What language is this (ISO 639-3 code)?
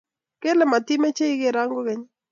kln